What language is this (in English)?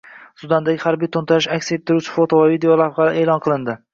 Uzbek